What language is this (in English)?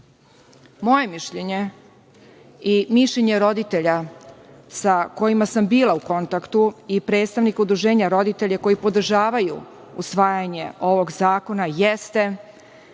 Serbian